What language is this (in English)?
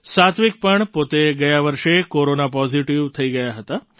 Gujarati